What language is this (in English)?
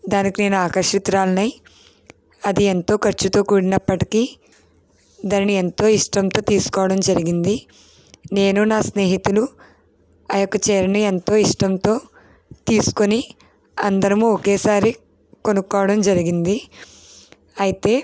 Telugu